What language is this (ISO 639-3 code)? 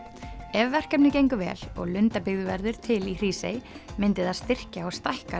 isl